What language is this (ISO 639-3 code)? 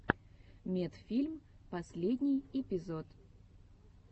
rus